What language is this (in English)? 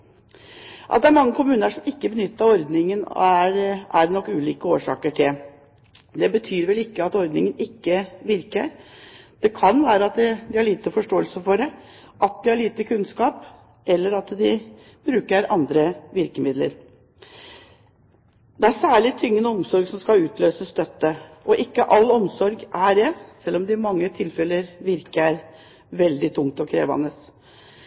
Norwegian Bokmål